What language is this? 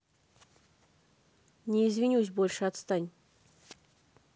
Russian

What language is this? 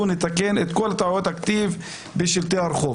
Hebrew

